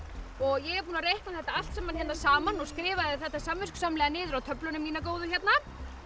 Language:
Icelandic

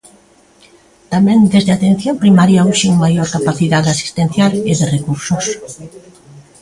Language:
Galician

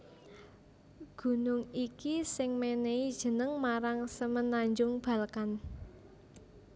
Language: Javanese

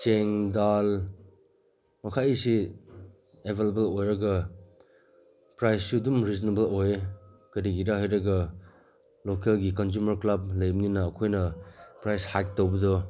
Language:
Manipuri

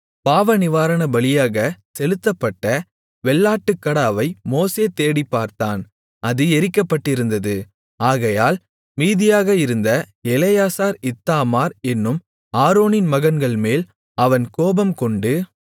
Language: Tamil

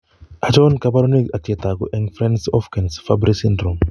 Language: Kalenjin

